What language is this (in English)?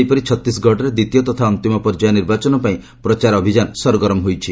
Odia